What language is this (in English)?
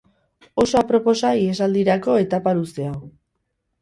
Basque